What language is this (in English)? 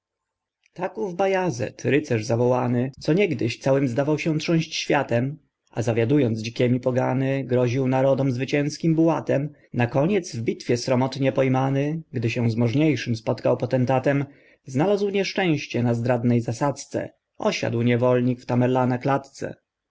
Polish